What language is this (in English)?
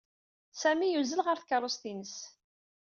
Kabyle